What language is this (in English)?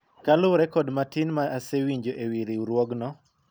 Luo (Kenya and Tanzania)